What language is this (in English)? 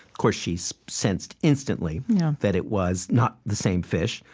English